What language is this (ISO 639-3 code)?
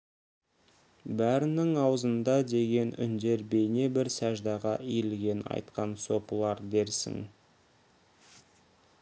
kaz